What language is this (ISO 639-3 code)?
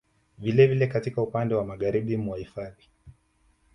swa